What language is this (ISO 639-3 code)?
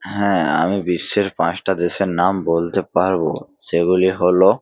ben